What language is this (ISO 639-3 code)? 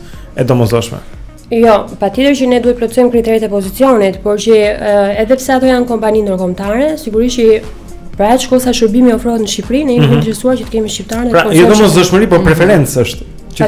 ron